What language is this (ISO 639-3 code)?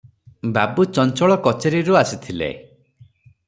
ori